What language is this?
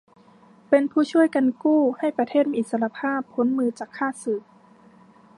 Thai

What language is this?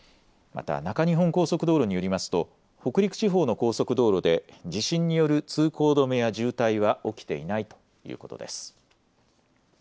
Japanese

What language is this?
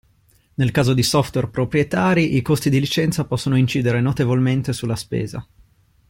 Italian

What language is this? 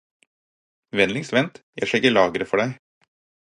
Norwegian Bokmål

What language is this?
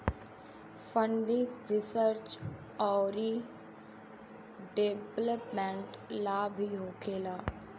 Bhojpuri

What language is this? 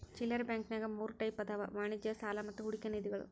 Kannada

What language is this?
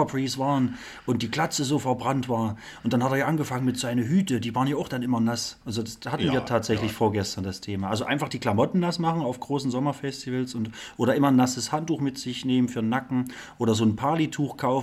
German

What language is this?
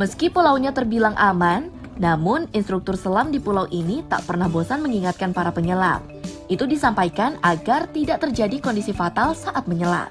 Indonesian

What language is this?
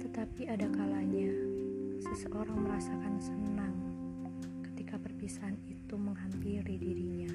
Indonesian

